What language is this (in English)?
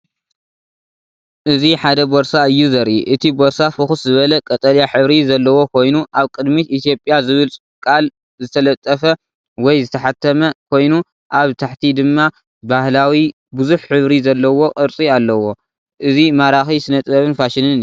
Tigrinya